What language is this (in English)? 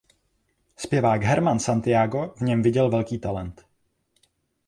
Czech